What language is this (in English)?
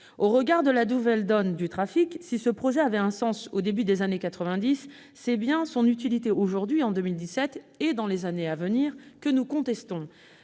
French